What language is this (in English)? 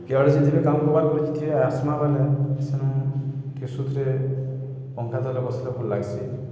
Odia